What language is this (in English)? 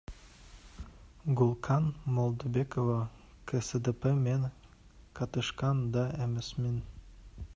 Kyrgyz